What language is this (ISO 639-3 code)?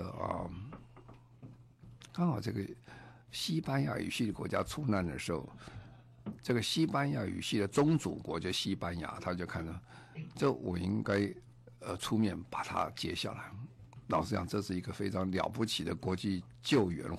zho